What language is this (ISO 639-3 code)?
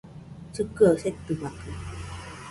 hux